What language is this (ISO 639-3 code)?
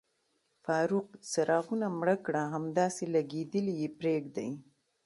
pus